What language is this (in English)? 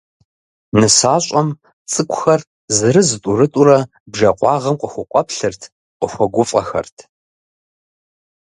Kabardian